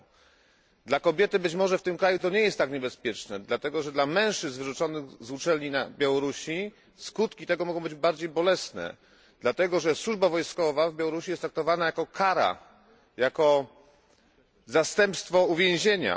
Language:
Polish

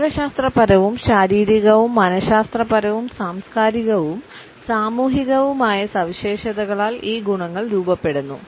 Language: Malayalam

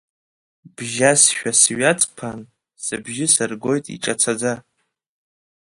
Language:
Abkhazian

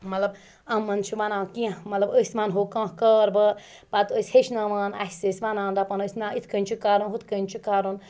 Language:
Kashmiri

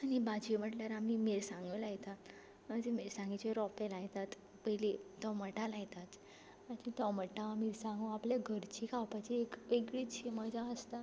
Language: Konkani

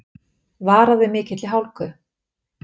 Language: Icelandic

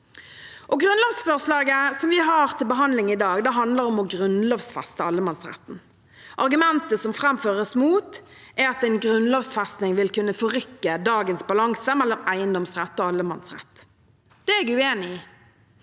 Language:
Norwegian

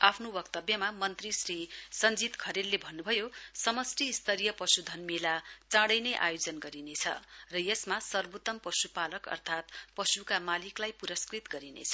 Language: Nepali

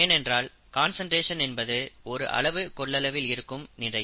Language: Tamil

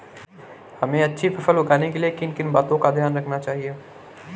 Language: Hindi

